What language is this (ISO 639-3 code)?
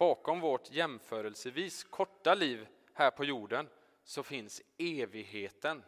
swe